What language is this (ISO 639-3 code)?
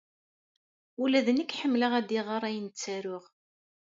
kab